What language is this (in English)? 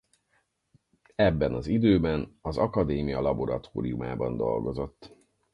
Hungarian